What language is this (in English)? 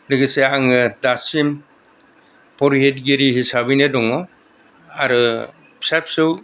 Bodo